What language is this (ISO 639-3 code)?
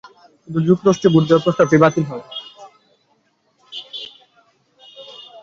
ben